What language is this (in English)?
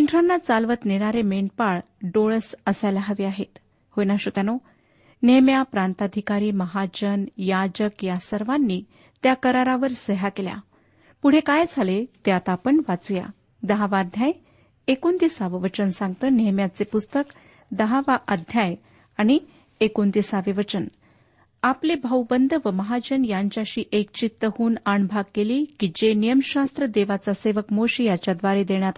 Marathi